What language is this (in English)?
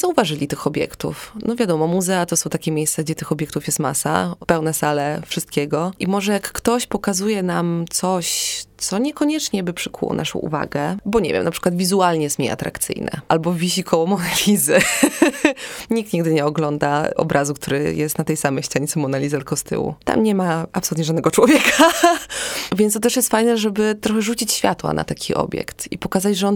Polish